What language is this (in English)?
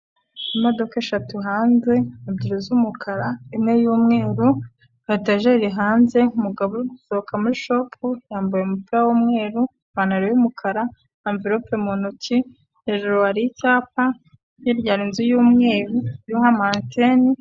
Kinyarwanda